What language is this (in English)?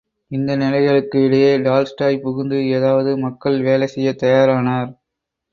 Tamil